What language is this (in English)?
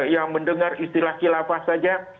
Indonesian